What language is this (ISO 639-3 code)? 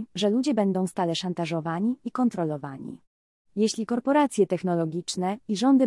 pol